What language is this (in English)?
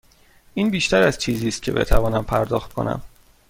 Persian